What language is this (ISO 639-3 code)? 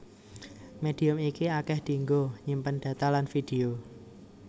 jav